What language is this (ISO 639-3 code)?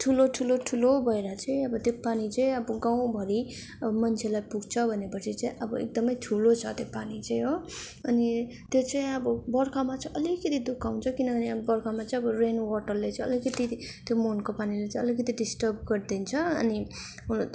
nep